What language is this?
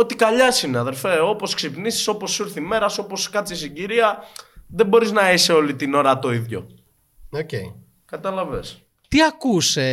Greek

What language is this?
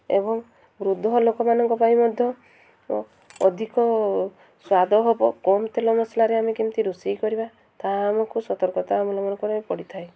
Odia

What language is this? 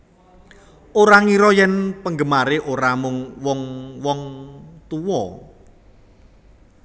Javanese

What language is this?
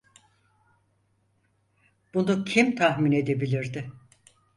Turkish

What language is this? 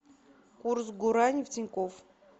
Russian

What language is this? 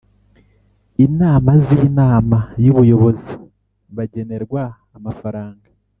Kinyarwanda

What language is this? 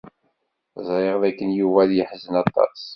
Kabyle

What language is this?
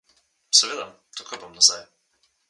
Slovenian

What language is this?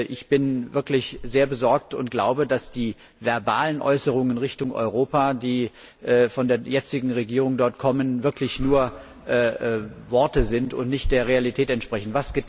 German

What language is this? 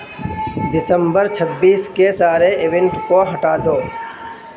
Urdu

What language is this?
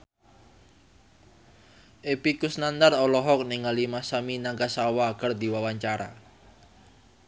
Sundanese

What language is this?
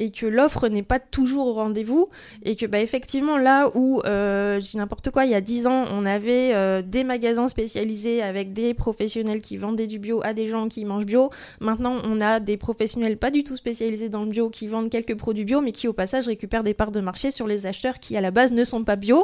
French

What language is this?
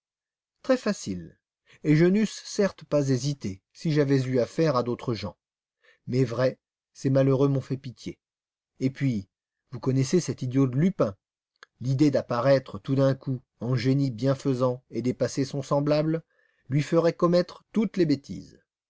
French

